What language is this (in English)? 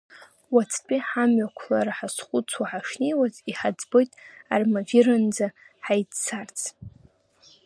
Abkhazian